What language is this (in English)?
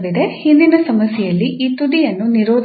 Kannada